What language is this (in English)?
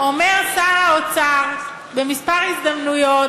Hebrew